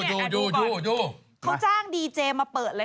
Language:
Thai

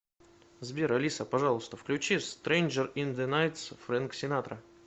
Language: Russian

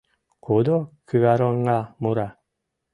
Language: Mari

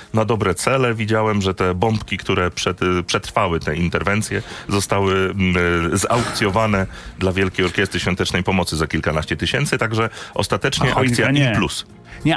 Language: Polish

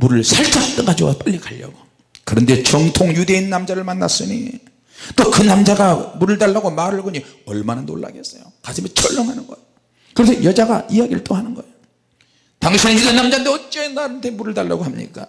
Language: Korean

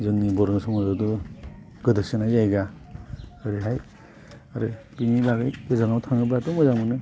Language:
Bodo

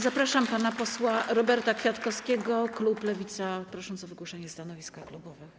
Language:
Polish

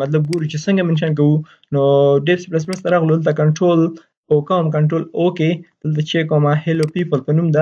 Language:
Persian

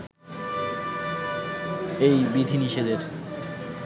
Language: Bangla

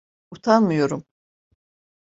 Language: Turkish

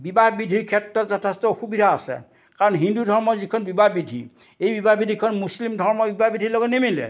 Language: Assamese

